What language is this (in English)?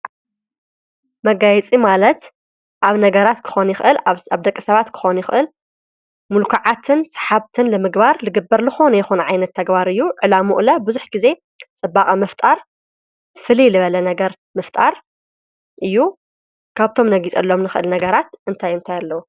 Tigrinya